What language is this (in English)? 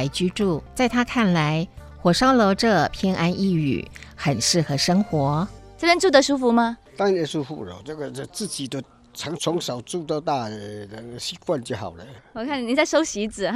Chinese